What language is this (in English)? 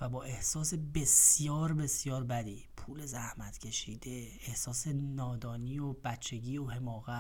Persian